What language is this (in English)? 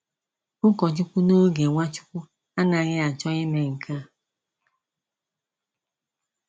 Igbo